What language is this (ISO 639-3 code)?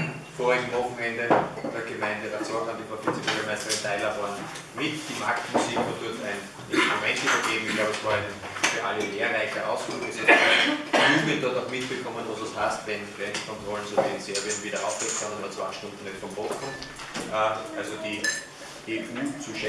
deu